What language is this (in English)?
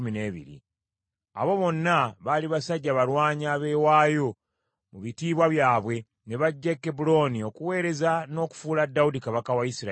Ganda